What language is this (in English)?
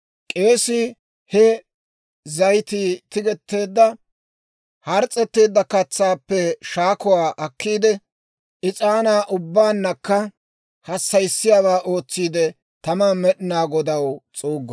Dawro